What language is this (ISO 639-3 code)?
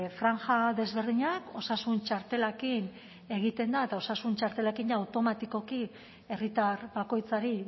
eus